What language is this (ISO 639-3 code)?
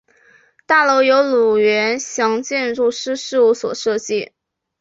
zho